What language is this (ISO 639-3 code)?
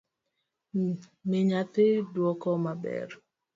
luo